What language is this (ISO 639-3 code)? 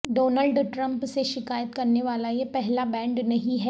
urd